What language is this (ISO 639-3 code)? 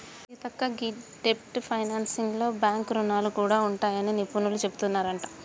tel